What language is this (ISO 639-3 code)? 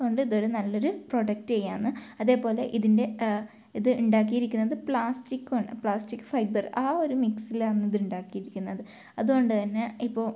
mal